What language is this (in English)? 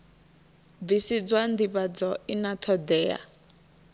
Venda